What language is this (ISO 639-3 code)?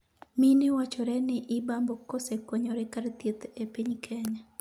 luo